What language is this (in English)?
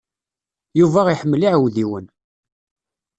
Kabyle